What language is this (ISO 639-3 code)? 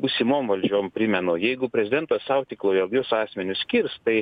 lit